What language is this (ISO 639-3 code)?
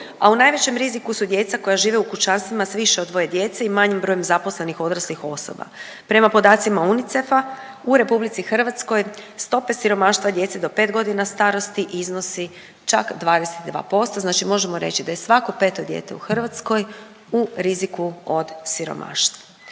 hrv